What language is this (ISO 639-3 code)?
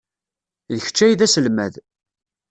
kab